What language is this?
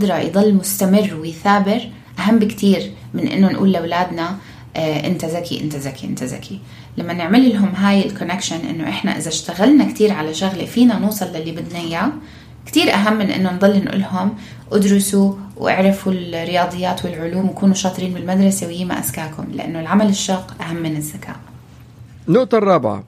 Arabic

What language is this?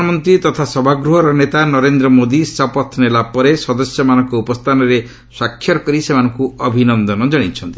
Odia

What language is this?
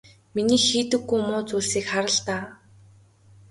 Mongolian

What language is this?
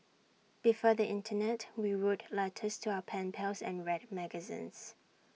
English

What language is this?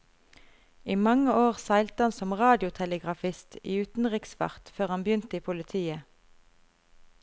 Norwegian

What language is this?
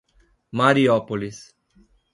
Portuguese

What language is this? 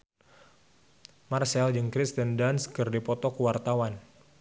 Sundanese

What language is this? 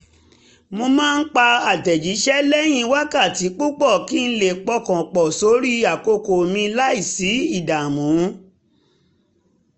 Yoruba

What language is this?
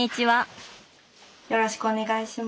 Japanese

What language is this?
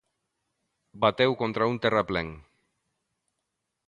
Galician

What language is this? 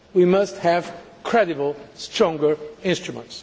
English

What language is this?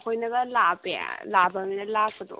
Manipuri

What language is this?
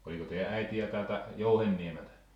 Finnish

